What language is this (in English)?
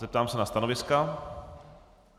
Czech